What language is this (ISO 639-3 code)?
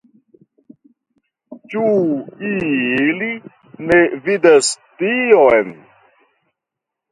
epo